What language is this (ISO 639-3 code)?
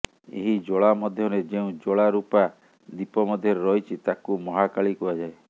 ori